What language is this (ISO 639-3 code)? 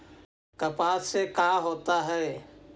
mag